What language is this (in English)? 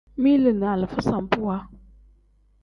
Tem